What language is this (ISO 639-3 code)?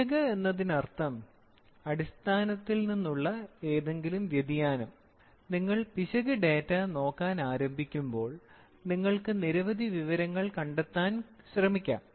mal